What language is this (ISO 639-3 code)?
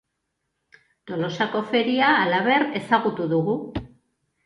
eus